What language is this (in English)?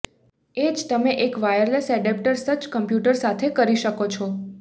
Gujarati